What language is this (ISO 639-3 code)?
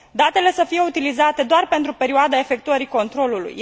ron